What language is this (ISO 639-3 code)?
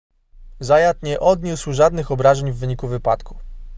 pol